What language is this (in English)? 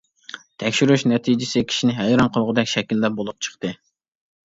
Uyghur